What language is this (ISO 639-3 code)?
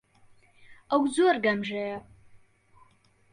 ckb